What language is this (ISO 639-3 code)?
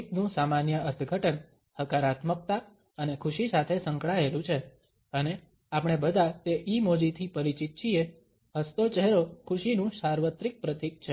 guj